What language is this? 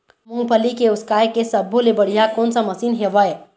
Chhattisgarhi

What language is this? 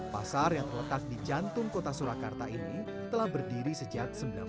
Indonesian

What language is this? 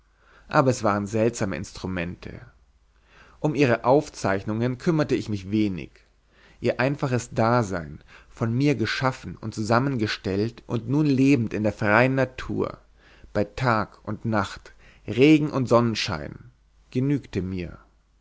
German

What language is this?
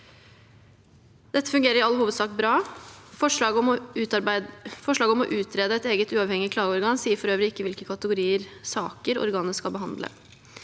Norwegian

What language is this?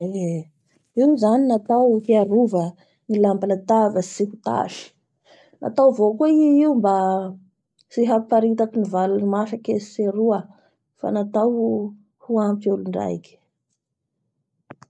Bara Malagasy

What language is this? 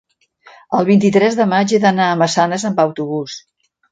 Catalan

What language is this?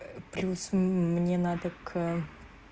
Russian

